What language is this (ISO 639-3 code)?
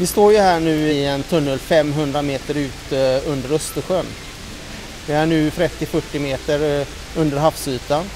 swe